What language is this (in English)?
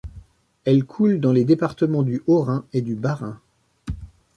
French